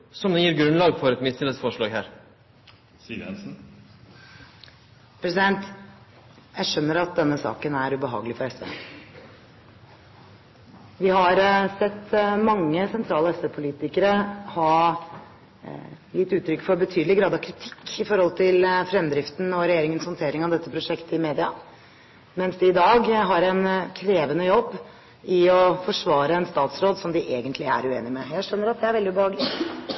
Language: Norwegian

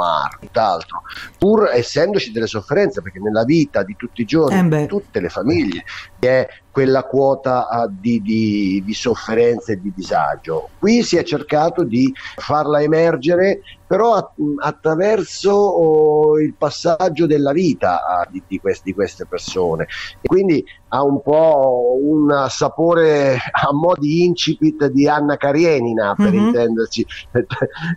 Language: Italian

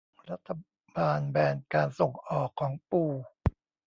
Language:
Thai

